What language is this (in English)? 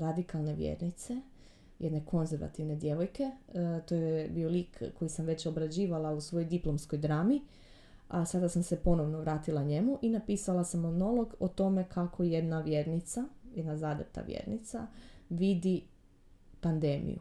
Croatian